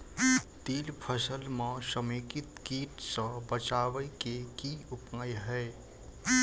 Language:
Maithili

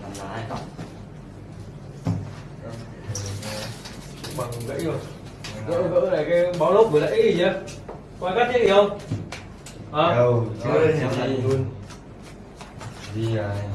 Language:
Vietnamese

